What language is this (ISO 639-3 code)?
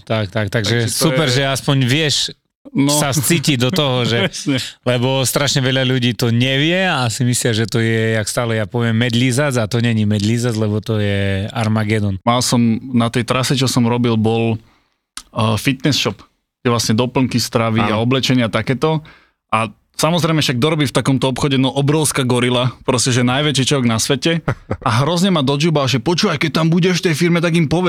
slk